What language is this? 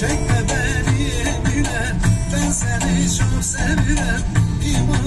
Turkish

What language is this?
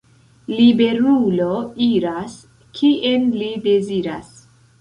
Esperanto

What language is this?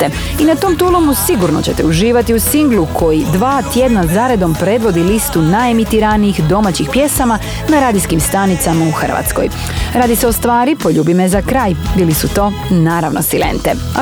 Croatian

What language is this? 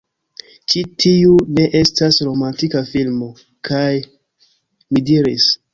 Esperanto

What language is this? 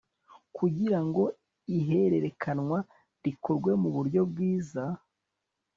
Kinyarwanda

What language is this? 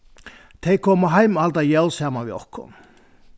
Faroese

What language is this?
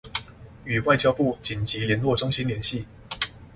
Chinese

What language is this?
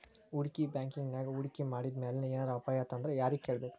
Kannada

